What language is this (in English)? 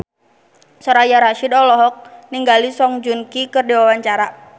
Sundanese